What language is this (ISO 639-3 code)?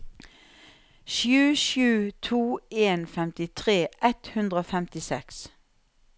nor